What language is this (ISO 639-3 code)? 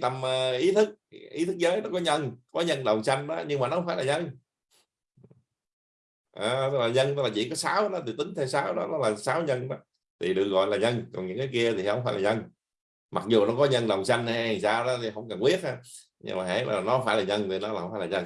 vie